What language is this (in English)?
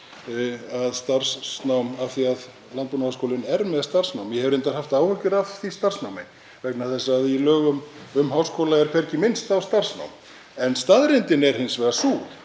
Icelandic